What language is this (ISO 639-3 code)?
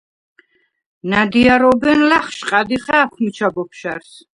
sva